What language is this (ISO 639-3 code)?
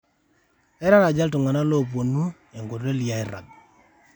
mas